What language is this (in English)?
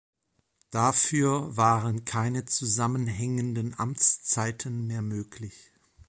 German